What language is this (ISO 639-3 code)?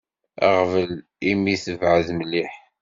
kab